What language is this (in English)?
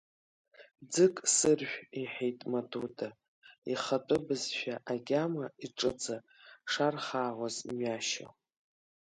Abkhazian